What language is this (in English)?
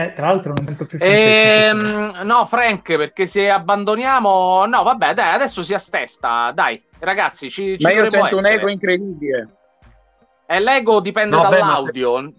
Italian